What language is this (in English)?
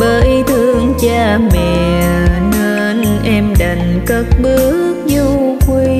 Vietnamese